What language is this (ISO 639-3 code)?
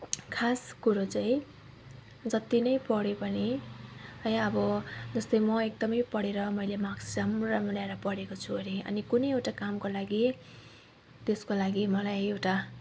nep